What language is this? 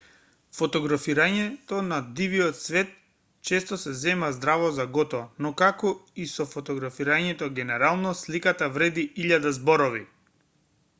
Macedonian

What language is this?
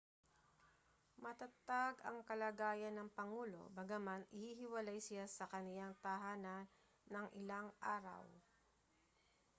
Filipino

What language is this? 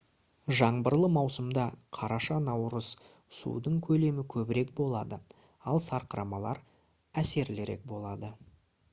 Kazakh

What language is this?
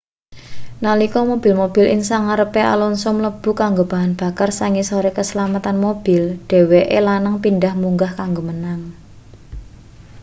Javanese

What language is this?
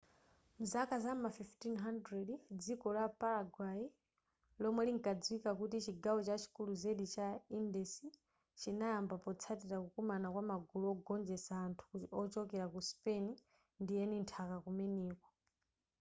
Nyanja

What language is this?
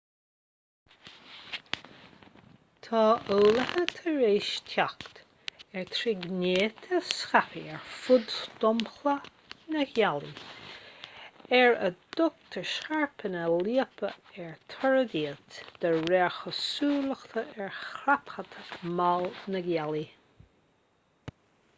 Irish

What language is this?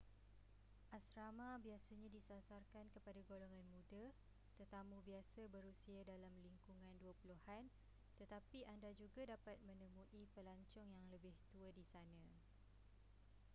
Malay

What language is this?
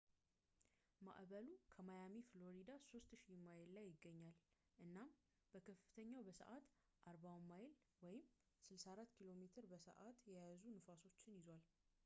Amharic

